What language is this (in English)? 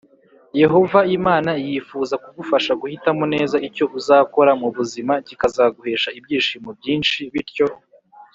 Kinyarwanda